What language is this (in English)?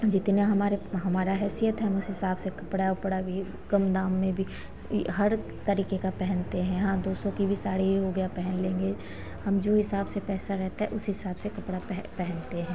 Hindi